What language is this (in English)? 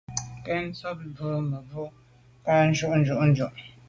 Medumba